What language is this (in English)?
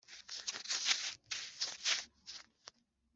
Kinyarwanda